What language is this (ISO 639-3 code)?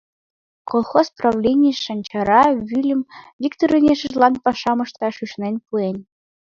chm